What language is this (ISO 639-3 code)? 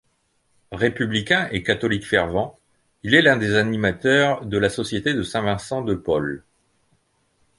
fra